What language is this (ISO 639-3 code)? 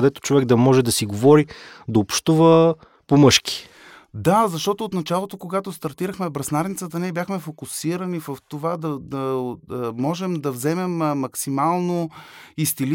bul